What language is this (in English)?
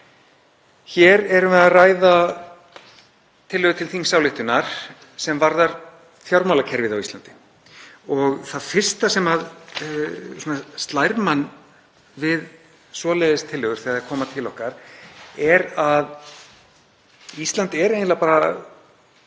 Icelandic